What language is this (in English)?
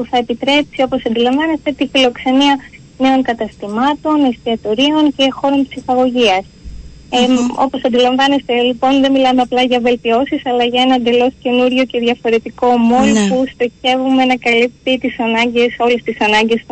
Greek